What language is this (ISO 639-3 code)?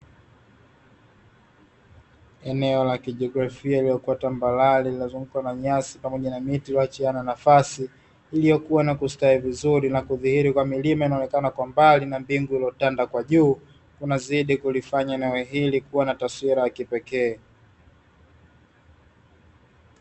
swa